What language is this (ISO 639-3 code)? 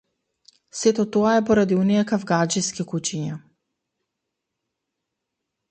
mkd